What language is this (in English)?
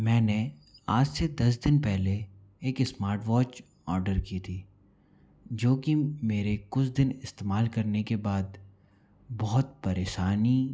Hindi